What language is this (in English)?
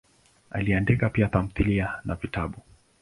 Swahili